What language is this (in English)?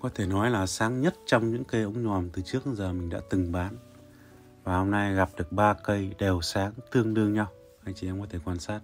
Vietnamese